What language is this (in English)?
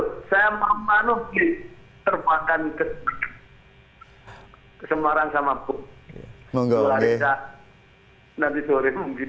Indonesian